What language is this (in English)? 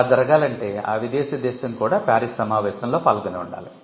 Telugu